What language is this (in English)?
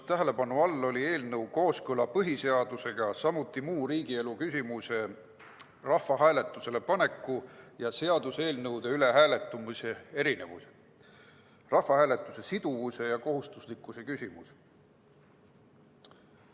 Estonian